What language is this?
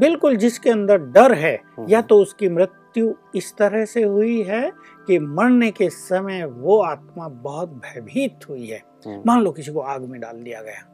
Hindi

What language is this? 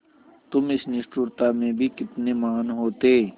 Hindi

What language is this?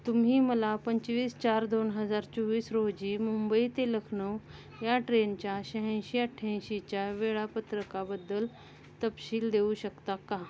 Marathi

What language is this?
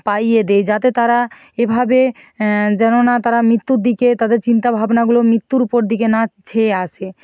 Bangla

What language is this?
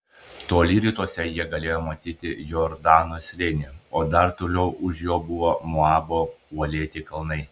Lithuanian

